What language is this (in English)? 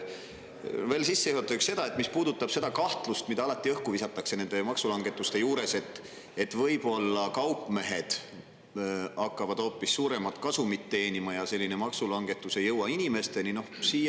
Estonian